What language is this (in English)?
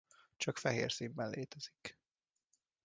Hungarian